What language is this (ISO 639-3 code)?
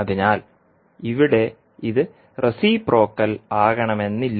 mal